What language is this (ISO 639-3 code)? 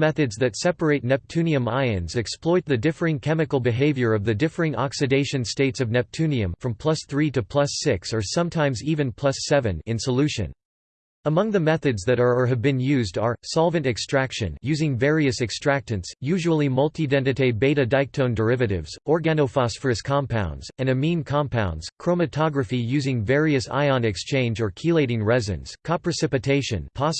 eng